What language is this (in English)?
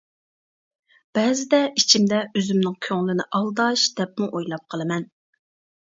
Uyghur